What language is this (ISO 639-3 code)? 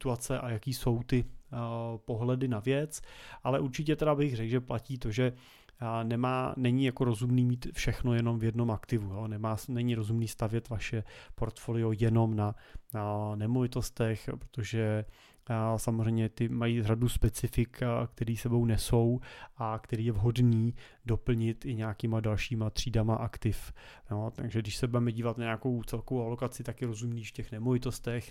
ces